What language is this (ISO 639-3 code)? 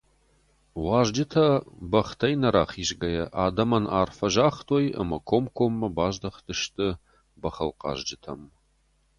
oss